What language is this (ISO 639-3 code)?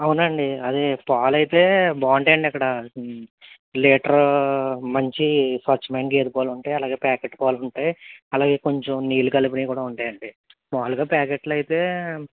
tel